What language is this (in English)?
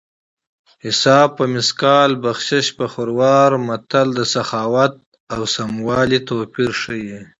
Pashto